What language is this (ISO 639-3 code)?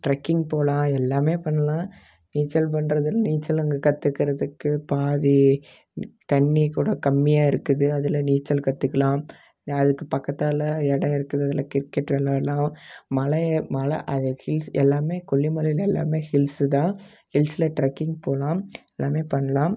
tam